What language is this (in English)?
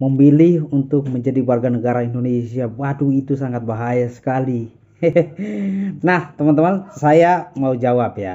Indonesian